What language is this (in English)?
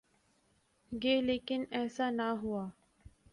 Urdu